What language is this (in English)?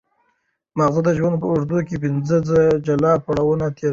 Pashto